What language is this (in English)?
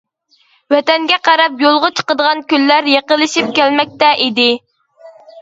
Uyghur